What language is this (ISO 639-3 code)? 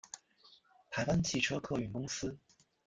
zho